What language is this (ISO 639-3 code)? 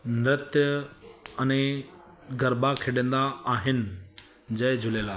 snd